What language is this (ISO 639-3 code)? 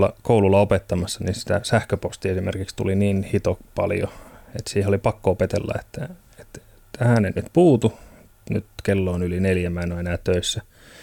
fin